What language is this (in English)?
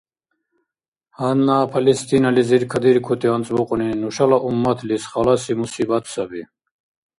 Dargwa